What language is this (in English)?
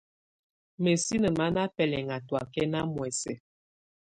Tunen